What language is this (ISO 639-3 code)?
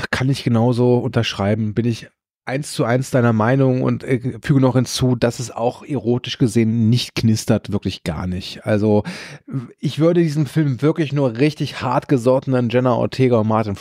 deu